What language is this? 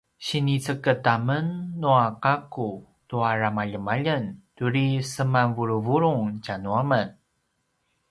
Paiwan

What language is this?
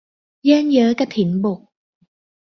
Thai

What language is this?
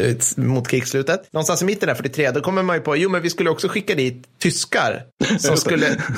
Swedish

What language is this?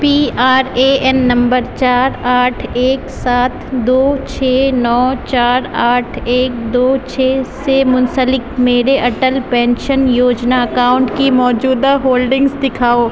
Urdu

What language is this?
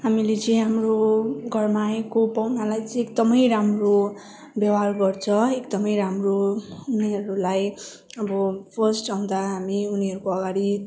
Nepali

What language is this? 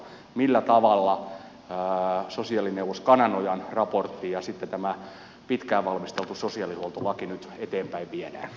Finnish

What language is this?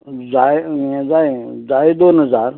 Konkani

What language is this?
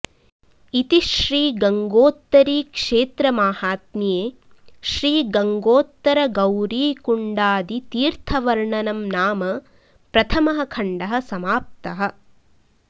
Sanskrit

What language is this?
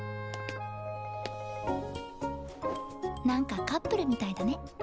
Japanese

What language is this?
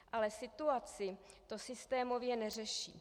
Czech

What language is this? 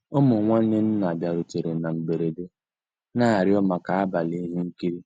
Igbo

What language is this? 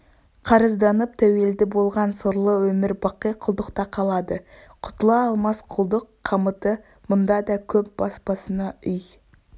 Kazakh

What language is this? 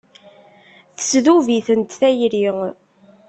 Kabyle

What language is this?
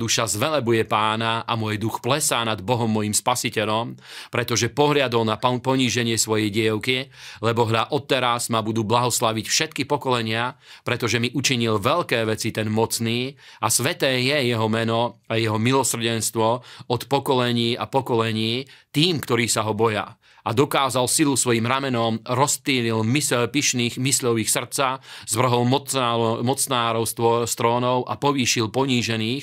Slovak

